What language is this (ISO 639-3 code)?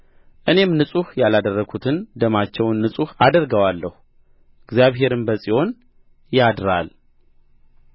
amh